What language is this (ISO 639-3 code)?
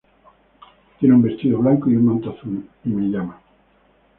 spa